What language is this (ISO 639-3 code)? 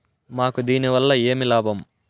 tel